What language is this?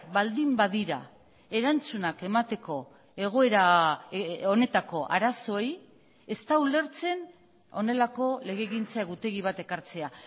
Basque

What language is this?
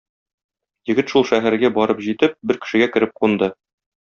Tatar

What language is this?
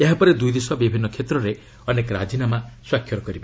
Odia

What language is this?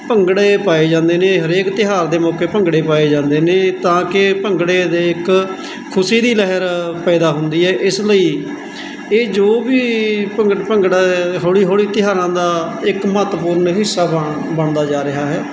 Punjabi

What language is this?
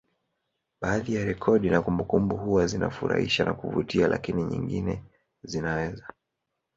Swahili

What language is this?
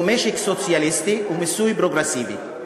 Hebrew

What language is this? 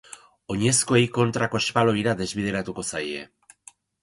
Basque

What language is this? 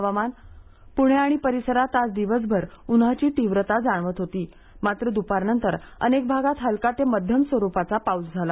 Marathi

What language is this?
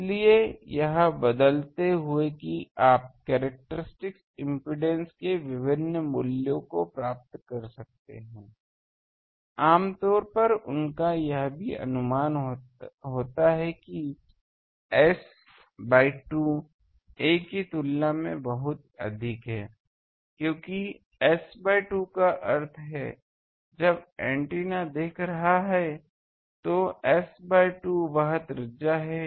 Hindi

